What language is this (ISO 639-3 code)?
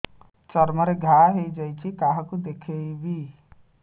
ori